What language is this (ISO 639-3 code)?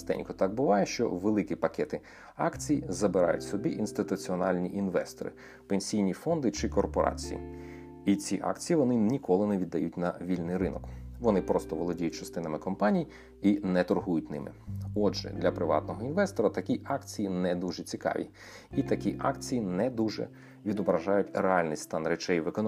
ukr